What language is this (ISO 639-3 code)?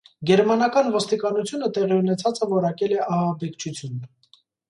hye